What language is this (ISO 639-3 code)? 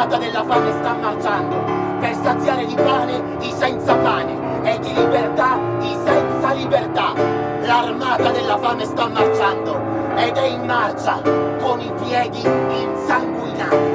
ita